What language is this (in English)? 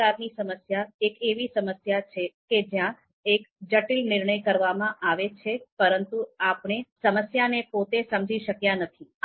Gujarati